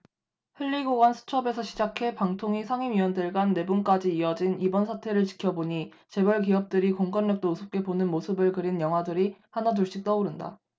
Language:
Korean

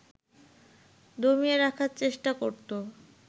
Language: Bangla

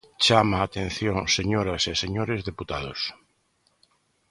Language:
Galician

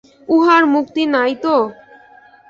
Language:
Bangla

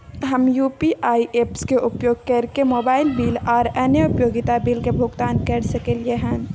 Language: Maithili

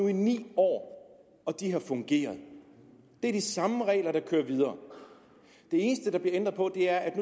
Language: Danish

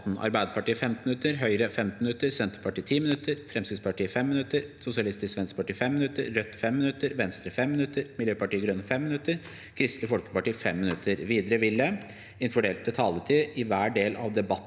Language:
Norwegian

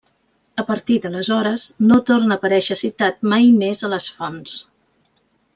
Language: Catalan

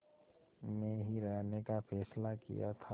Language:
Hindi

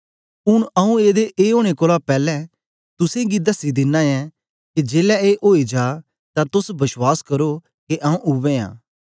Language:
Dogri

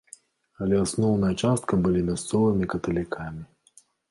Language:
Belarusian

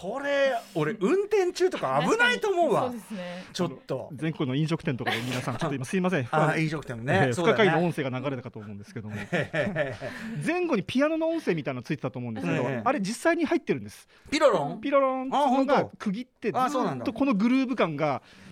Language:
Japanese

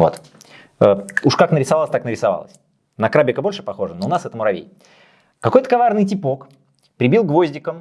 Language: Russian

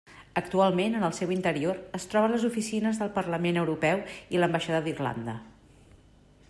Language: Catalan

